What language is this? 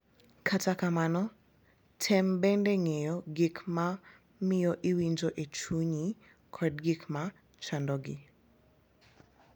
Luo (Kenya and Tanzania)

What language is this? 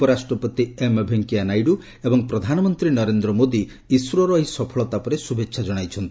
Odia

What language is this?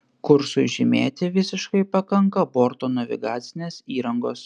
Lithuanian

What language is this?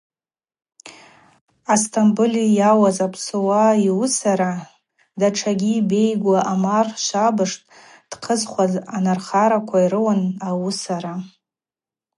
Abaza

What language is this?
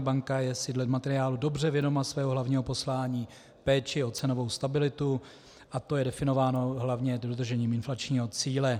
Czech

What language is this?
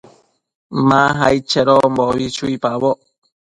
Matsés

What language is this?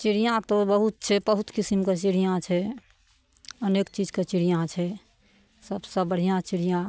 Maithili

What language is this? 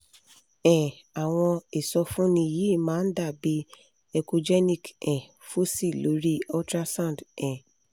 Yoruba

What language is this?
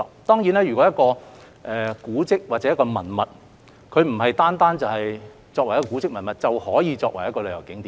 Cantonese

